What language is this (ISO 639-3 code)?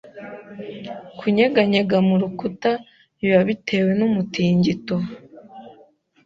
kin